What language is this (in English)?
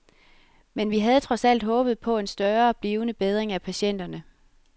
Danish